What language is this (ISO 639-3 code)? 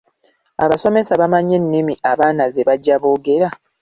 lug